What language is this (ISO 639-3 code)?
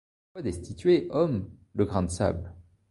fra